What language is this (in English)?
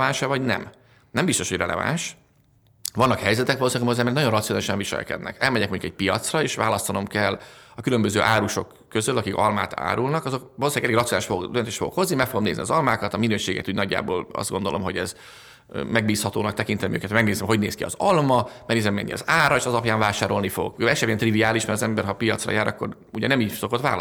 Hungarian